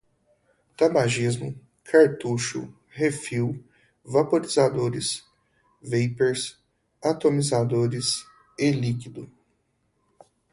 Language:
Portuguese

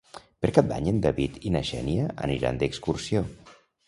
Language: Catalan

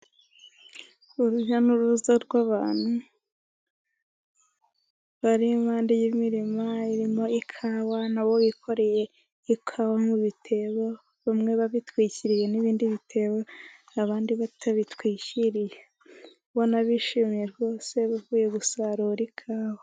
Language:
Kinyarwanda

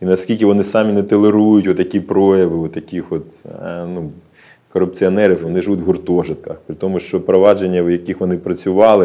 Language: Ukrainian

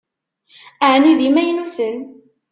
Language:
Kabyle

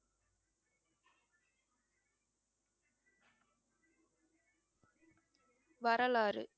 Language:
Tamil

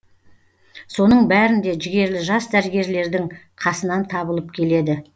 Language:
Kazakh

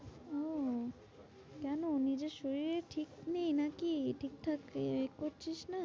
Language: Bangla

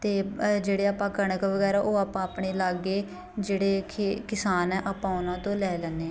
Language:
Punjabi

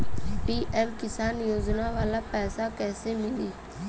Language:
Bhojpuri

